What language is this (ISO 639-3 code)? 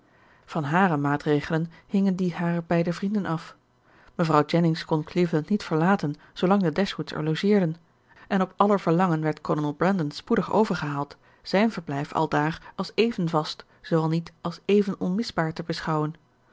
nld